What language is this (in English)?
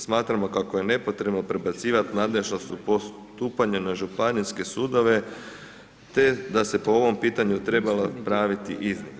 Croatian